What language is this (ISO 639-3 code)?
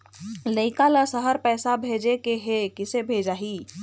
hne